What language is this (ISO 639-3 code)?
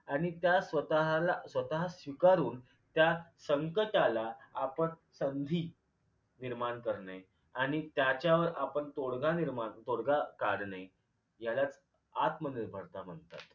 mar